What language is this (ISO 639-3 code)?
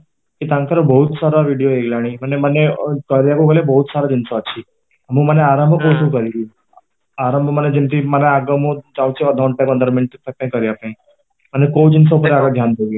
ori